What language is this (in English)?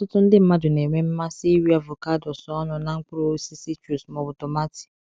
Igbo